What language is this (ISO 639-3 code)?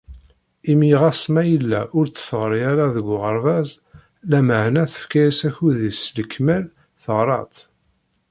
kab